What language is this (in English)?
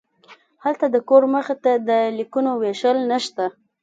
Pashto